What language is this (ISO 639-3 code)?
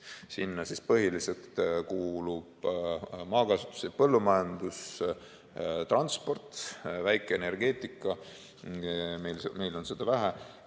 est